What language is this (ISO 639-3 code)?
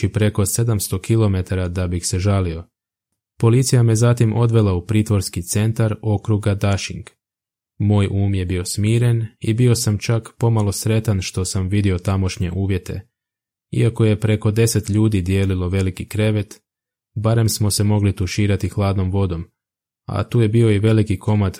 hrv